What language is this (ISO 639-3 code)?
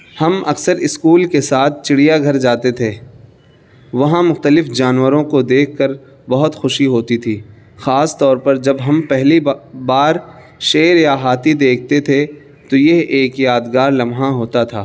urd